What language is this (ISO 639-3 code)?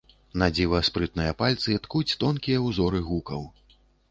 bel